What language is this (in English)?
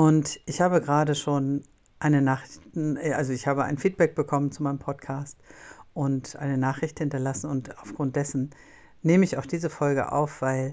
German